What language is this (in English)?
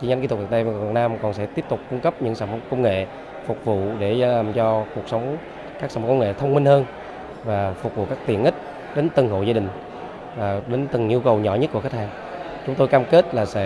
Vietnamese